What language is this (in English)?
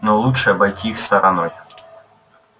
Russian